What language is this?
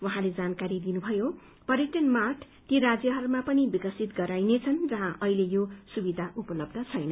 Nepali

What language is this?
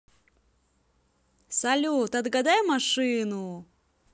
Russian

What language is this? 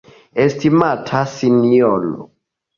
Esperanto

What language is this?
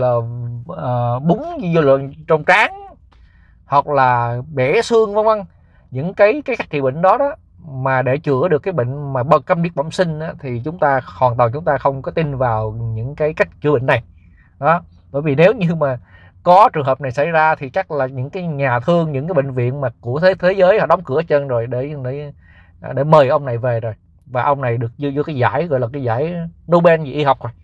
Vietnamese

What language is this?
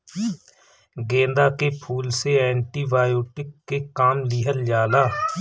Bhojpuri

